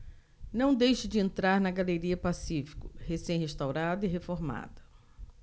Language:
Portuguese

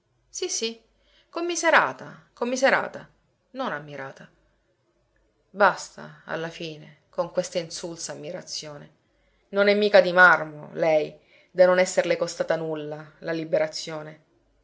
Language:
Italian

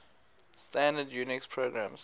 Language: English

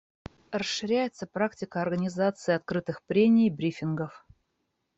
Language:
Russian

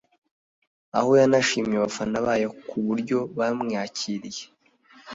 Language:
Kinyarwanda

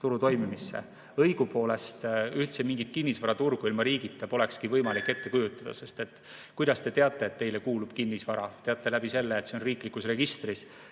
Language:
Estonian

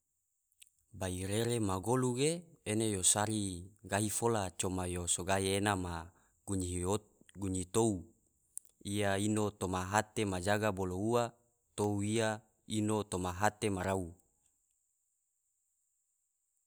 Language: Tidore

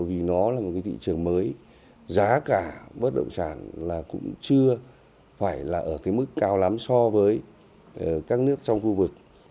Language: Vietnamese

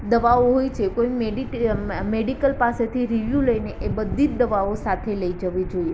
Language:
Gujarati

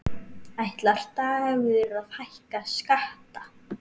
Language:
Icelandic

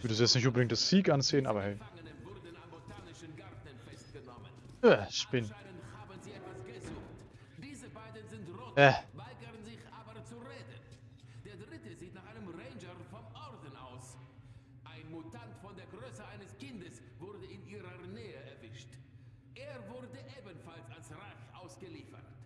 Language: German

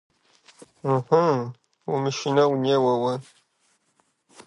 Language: Kabardian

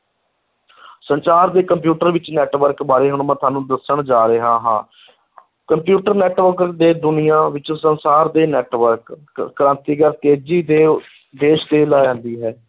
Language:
Punjabi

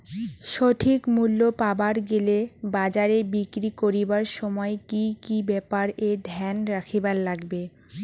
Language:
Bangla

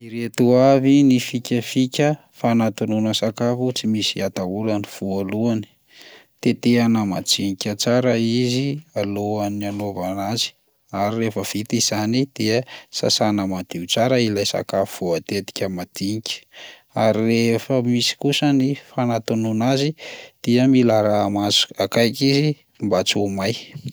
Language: Malagasy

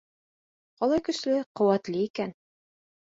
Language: Bashkir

